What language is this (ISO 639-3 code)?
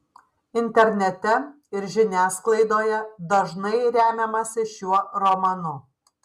lit